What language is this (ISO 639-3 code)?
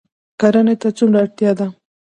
pus